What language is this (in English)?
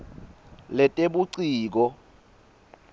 Swati